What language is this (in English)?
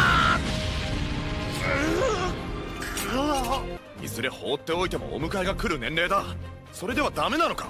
Japanese